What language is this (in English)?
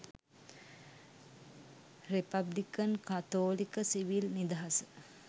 Sinhala